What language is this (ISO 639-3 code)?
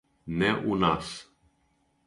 srp